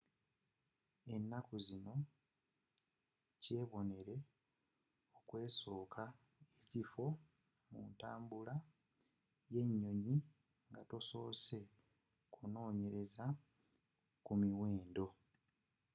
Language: Ganda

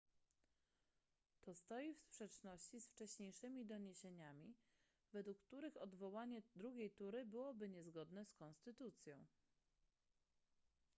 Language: Polish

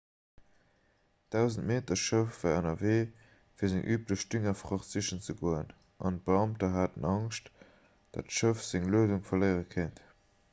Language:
Luxembourgish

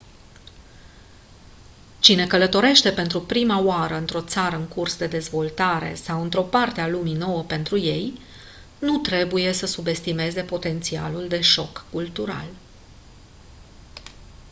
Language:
Romanian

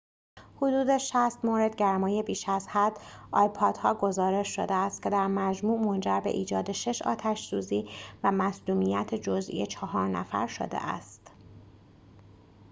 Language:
Persian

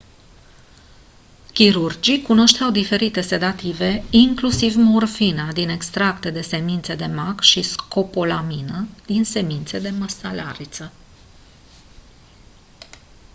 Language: Romanian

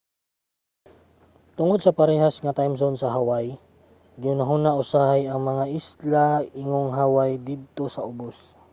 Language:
Cebuano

